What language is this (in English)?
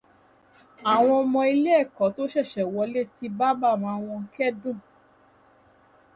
Yoruba